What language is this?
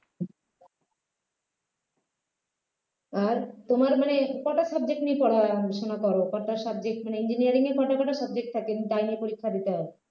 Bangla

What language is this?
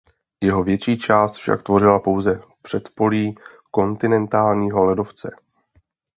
Czech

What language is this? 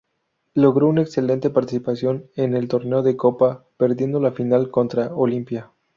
Spanish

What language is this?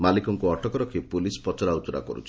Odia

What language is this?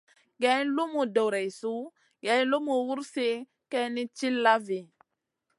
Masana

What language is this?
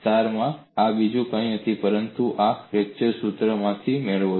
Gujarati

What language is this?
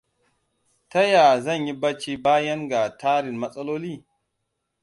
Hausa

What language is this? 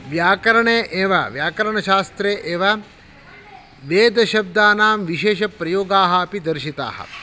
Sanskrit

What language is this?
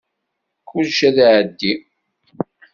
Kabyle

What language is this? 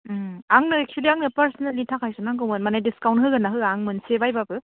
Bodo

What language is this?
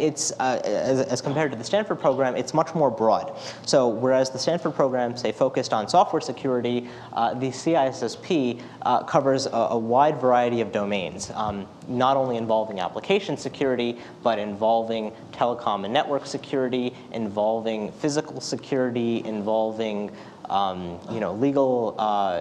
English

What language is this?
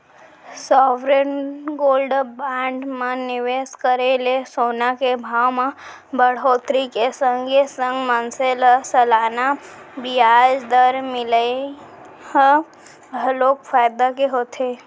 Chhattisgarhi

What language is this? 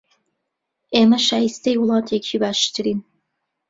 Central Kurdish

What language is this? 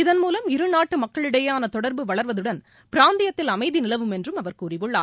Tamil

